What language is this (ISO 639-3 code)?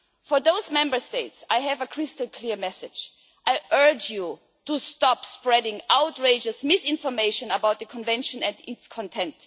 eng